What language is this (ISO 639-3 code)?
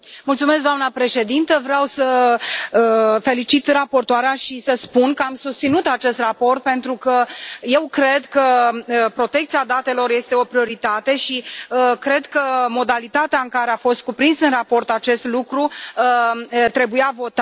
ron